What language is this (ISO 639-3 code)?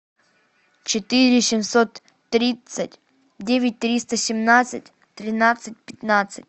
rus